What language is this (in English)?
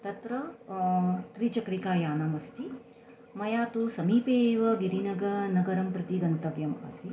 Sanskrit